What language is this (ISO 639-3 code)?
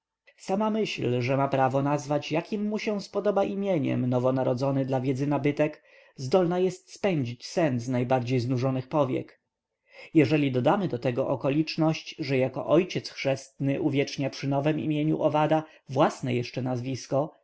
pol